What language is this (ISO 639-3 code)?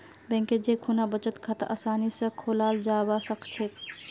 mag